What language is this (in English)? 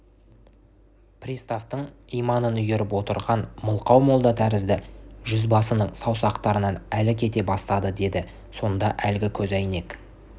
Kazakh